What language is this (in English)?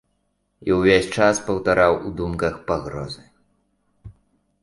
Belarusian